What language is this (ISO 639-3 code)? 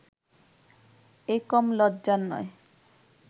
ben